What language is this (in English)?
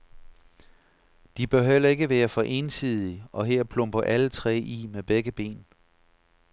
Danish